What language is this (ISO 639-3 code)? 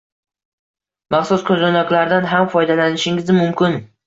uzb